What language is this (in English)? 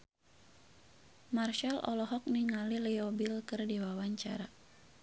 Sundanese